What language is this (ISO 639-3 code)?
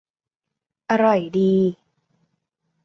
tha